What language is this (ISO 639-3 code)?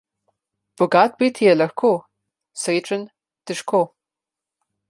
slv